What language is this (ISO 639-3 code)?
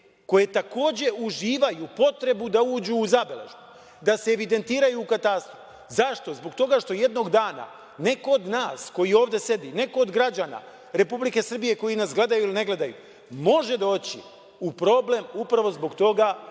srp